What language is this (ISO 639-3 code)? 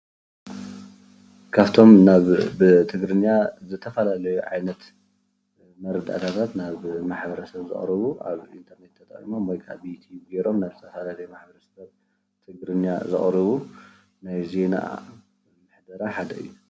tir